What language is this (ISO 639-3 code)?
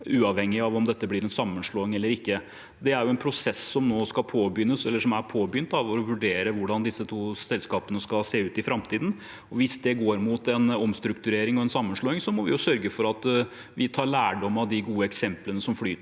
nor